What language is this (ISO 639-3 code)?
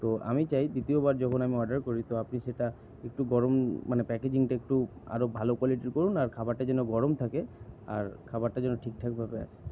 ben